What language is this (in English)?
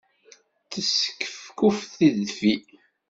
Kabyle